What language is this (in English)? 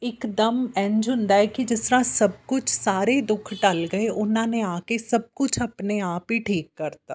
Punjabi